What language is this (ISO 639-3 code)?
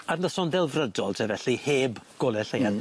cym